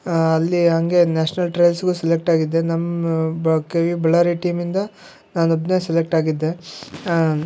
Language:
Kannada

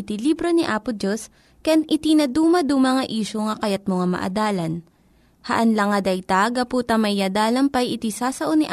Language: Filipino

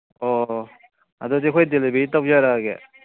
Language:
Manipuri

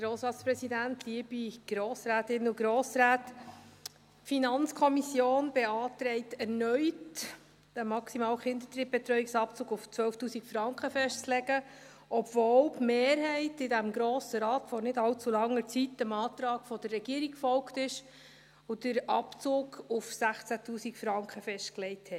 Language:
Swiss German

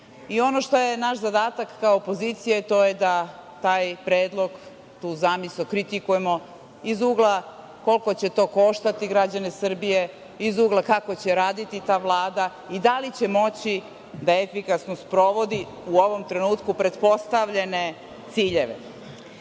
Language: Serbian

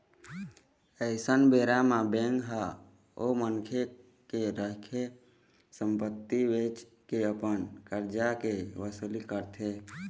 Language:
Chhattisgarhi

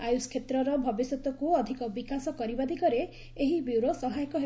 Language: Odia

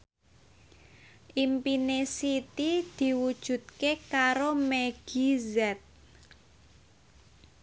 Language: Javanese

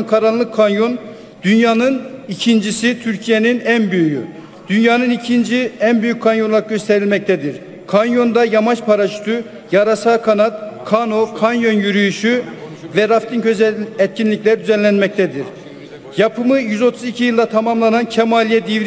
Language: Turkish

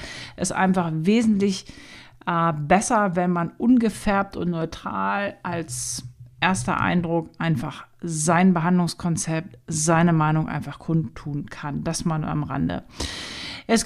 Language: German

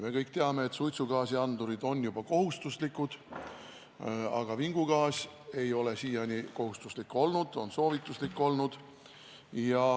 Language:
Estonian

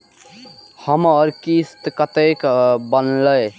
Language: Maithili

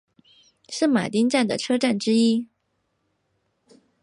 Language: Chinese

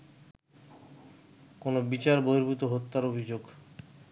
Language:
Bangla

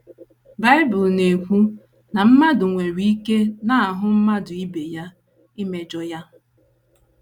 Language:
Igbo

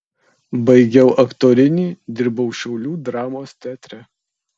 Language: Lithuanian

